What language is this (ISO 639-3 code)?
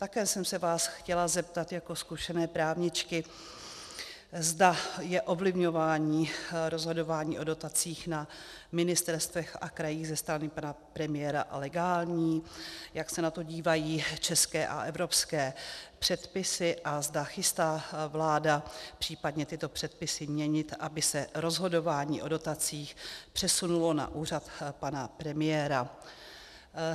ces